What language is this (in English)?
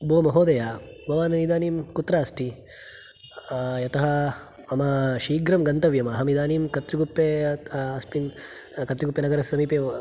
Sanskrit